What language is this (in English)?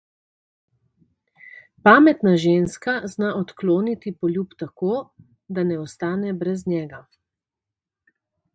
Slovenian